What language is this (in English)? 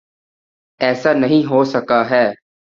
Urdu